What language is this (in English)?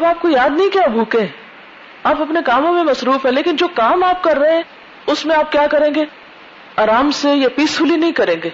Urdu